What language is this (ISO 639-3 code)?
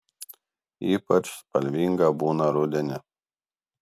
lit